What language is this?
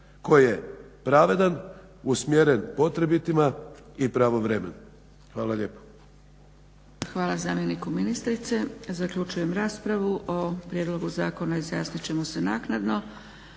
Croatian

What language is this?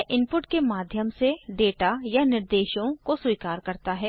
Hindi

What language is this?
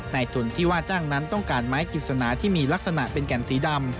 Thai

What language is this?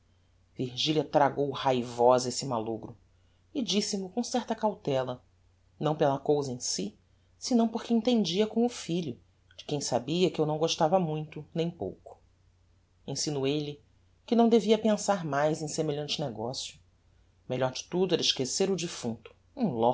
Portuguese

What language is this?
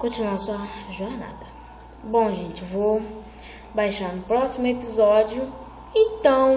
Portuguese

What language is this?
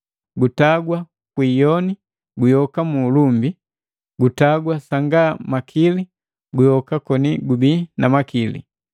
Matengo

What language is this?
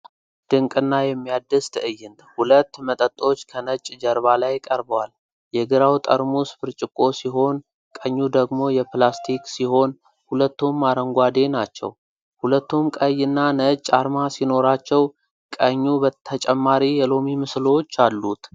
Amharic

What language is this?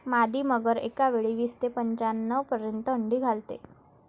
Marathi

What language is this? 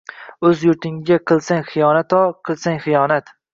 Uzbek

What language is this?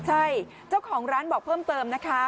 Thai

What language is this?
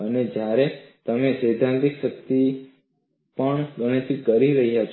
Gujarati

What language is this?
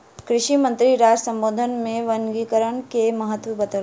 Maithili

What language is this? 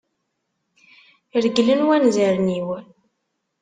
Kabyle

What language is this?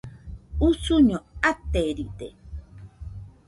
Nüpode Huitoto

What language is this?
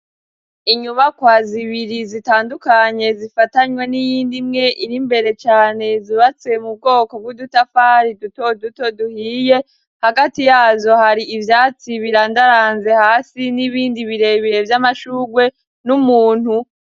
Rundi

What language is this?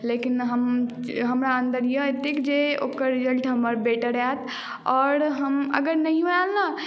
Maithili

